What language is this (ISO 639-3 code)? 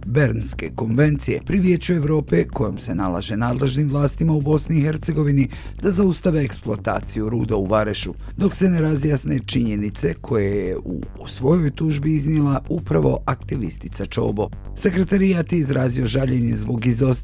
hrv